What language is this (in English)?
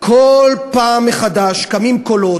Hebrew